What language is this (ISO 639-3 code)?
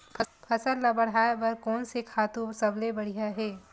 hne